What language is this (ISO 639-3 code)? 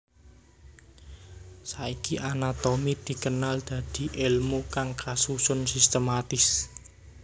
jav